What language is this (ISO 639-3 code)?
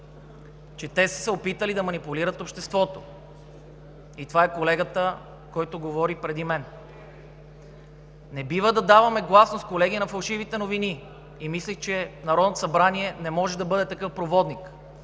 bul